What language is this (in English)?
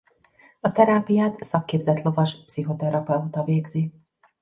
Hungarian